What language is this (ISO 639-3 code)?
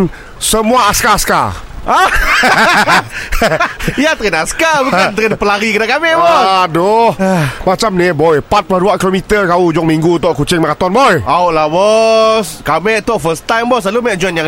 msa